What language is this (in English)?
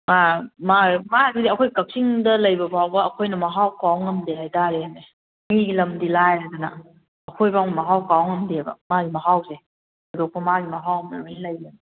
Manipuri